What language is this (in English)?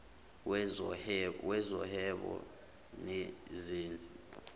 Zulu